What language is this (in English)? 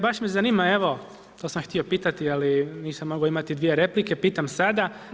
Croatian